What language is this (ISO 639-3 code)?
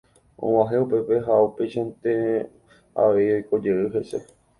grn